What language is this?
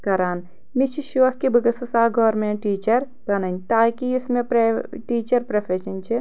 Kashmiri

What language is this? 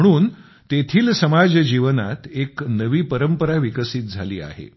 Marathi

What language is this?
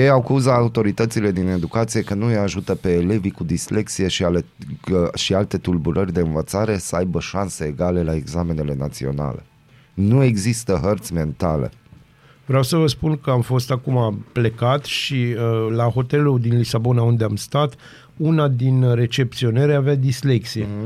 Romanian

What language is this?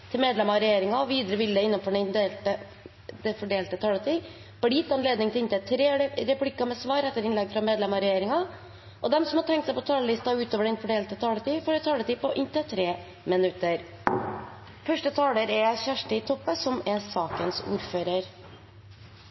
Norwegian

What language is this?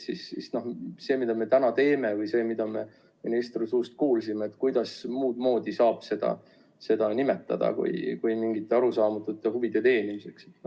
Estonian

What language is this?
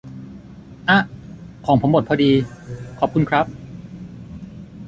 Thai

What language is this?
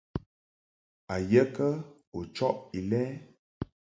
Mungaka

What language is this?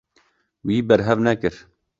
Kurdish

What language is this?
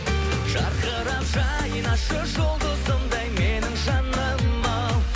Kazakh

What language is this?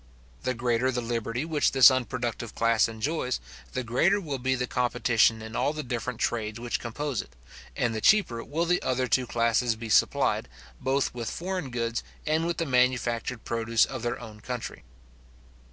English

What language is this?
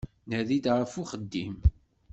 Kabyle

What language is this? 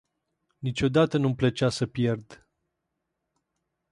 Romanian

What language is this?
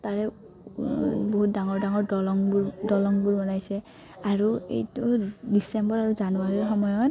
Assamese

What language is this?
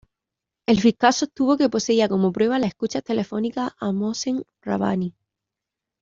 Spanish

